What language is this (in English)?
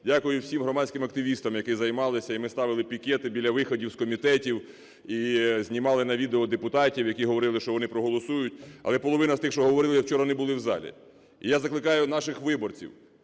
Ukrainian